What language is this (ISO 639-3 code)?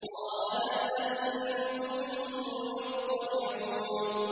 ara